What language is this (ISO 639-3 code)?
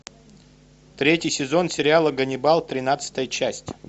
rus